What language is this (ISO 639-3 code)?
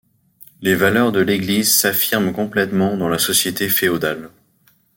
fra